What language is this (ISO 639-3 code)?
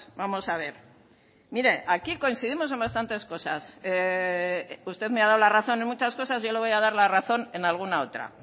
spa